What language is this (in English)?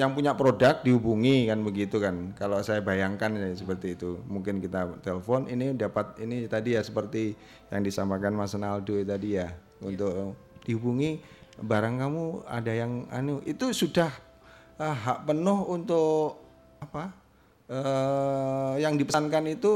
Indonesian